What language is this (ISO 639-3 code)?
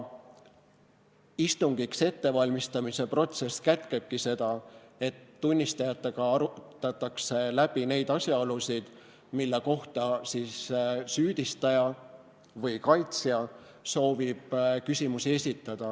est